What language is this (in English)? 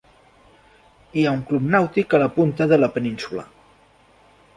Catalan